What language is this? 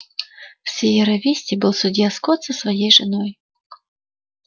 Russian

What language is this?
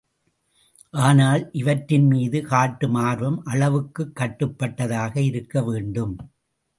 Tamil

